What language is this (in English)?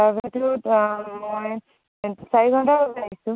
Assamese